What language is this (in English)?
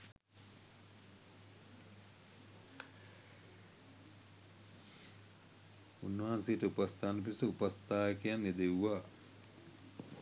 Sinhala